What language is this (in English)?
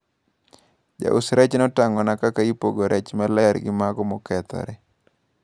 Luo (Kenya and Tanzania)